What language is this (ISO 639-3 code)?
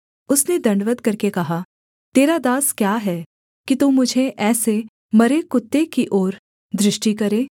hin